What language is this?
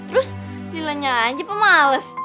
Indonesian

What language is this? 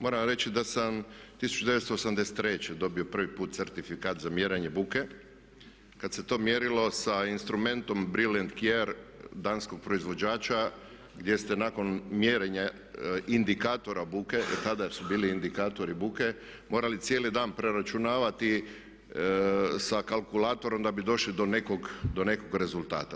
Croatian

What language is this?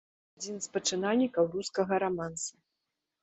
Belarusian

